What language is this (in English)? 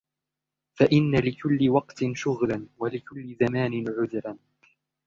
Arabic